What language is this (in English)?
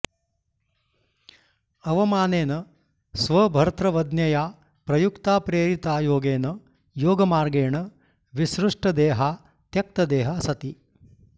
Sanskrit